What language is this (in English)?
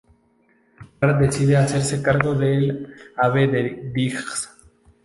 Spanish